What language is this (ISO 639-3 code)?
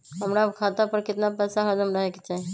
mag